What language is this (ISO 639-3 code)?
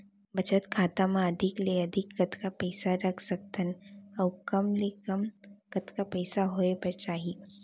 hne